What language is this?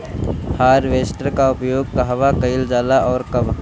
Bhojpuri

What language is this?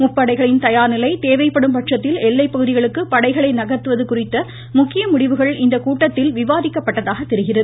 Tamil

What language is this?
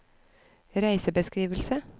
Norwegian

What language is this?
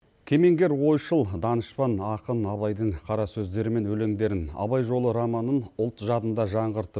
Kazakh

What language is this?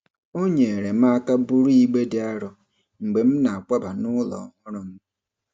Igbo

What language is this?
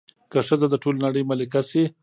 Pashto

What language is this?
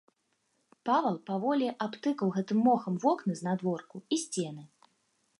Belarusian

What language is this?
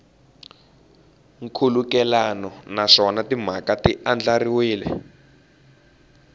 Tsonga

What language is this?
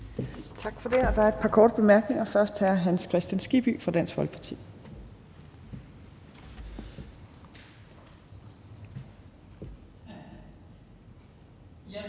Danish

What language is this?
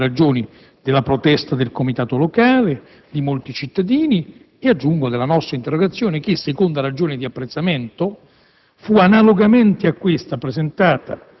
Italian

